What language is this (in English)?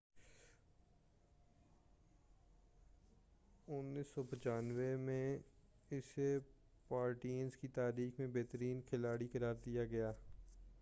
Urdu